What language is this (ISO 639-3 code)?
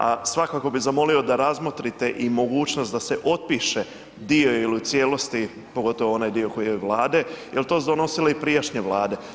hrv